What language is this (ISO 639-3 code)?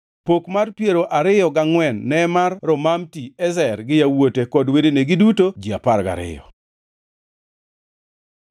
luo